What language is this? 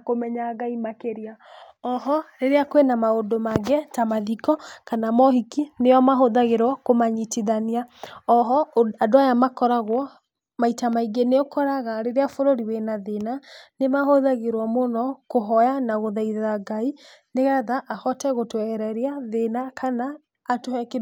Kikuyu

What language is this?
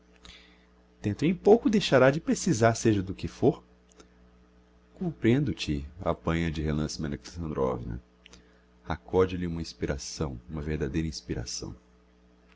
Portuguese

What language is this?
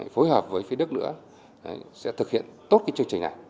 Vietnamese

